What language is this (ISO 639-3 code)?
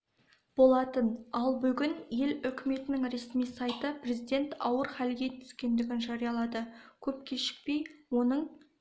kaz